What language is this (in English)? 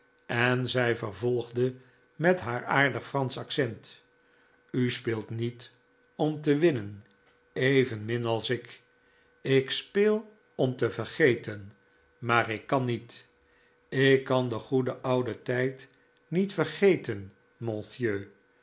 Dutch